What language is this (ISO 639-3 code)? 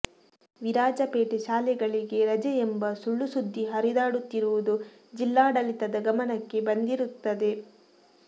kan